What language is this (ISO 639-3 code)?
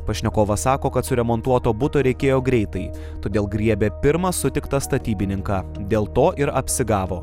lit